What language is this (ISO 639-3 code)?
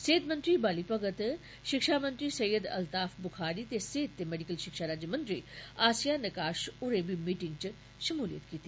doi